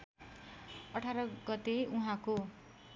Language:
Nepali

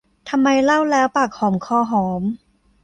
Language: Thai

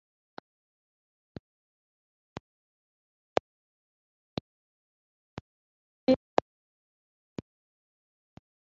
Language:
Kinyarwanda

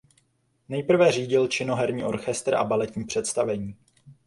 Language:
Czech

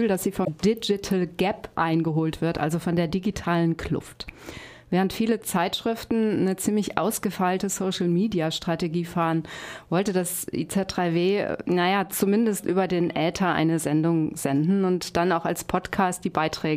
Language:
German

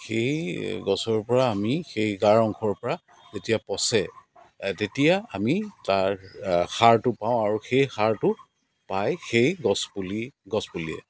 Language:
Assamese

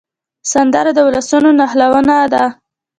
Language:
Pashto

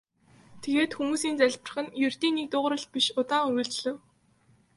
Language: Mongolian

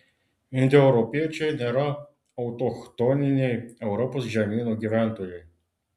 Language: Lithuanian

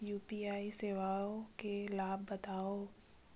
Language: Chhattisgarhi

